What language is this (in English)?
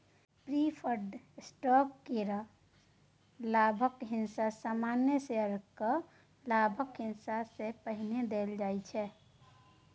Maithili